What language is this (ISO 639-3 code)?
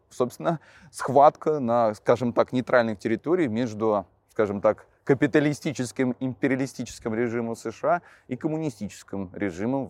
rus